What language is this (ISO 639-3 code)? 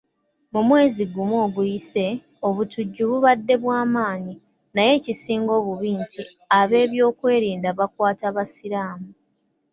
lug